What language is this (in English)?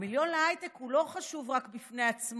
Hebrew